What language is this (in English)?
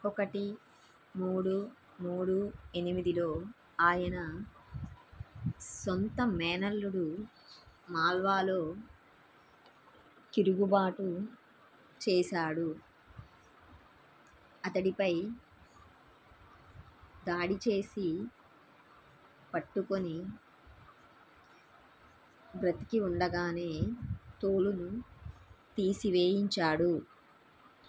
Telugu